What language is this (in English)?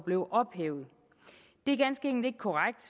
Danish